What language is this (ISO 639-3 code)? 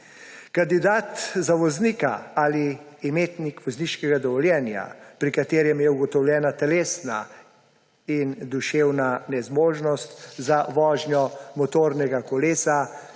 slv